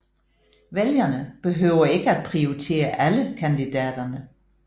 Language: Danish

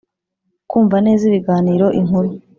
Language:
Kinyarwanda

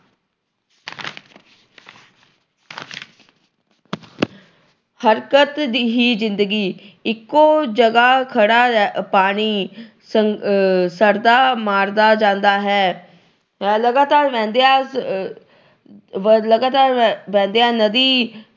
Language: Punjabi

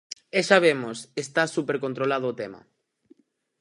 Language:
Galician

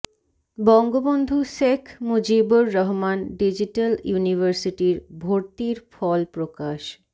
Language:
Bangla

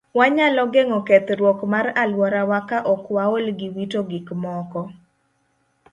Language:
Luo (Kenya and Tanzania)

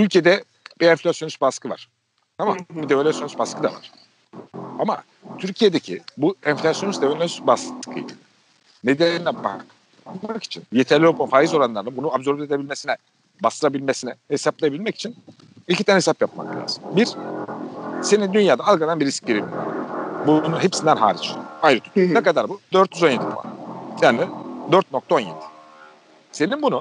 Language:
Turkish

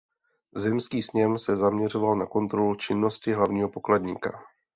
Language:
Czech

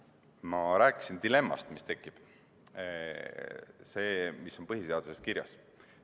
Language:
Estonian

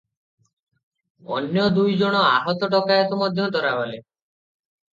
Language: Odia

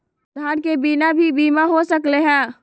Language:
Magahi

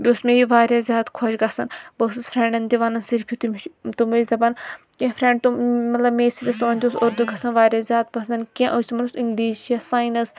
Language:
Kashmiri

